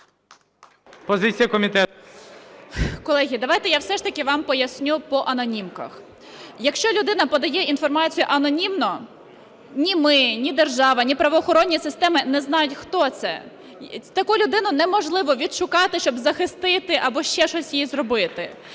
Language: Ukrainian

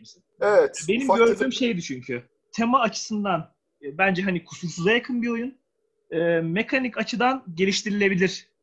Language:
Turkish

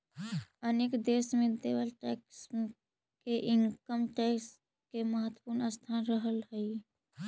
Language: Magahi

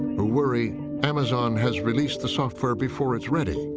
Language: English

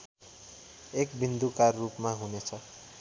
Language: Nepali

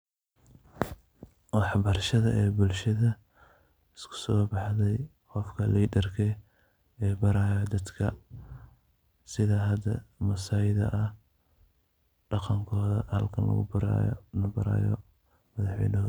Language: Somali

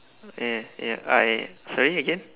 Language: English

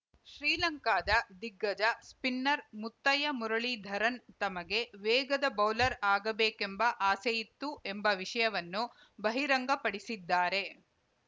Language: Kannada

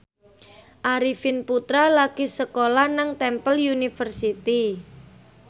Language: Javanese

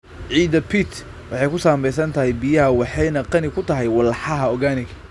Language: Somali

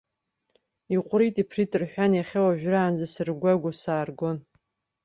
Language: Abkhazian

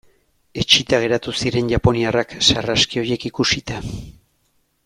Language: Basque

